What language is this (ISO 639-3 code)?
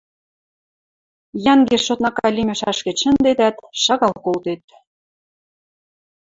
mrj